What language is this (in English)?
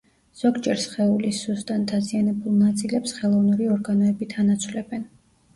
Georgian